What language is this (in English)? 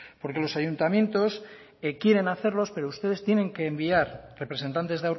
Spanish